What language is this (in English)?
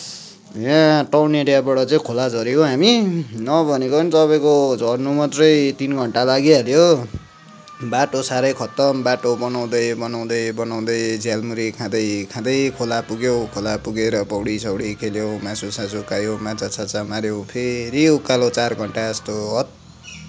Nepali